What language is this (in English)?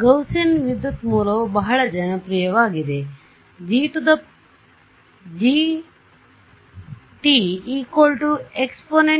Kannada